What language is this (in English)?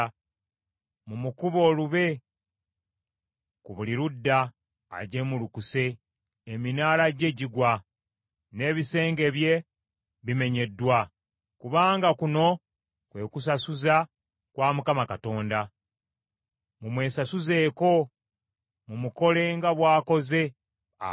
Ganda